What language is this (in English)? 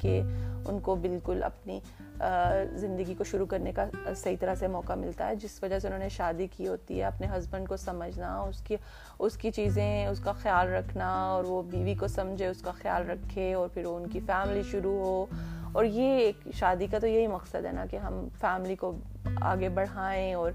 Urdu